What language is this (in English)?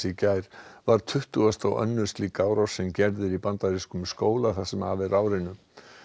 Icelandic